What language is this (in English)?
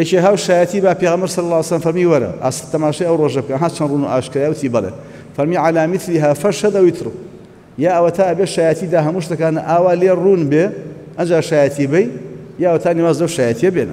Arabic